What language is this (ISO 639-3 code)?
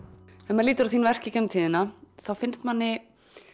isl